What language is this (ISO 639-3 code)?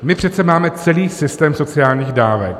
ces